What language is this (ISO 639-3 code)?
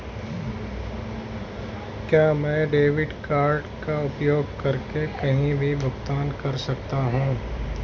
hin